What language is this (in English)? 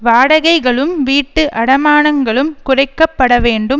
Tamil